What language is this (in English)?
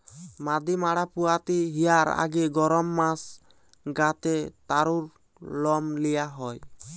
Bangla